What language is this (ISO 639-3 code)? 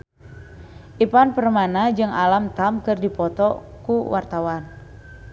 sun